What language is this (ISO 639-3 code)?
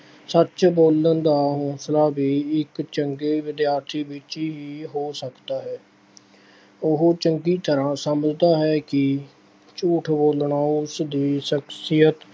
pan